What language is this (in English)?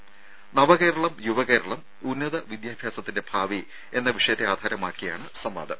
Malayalam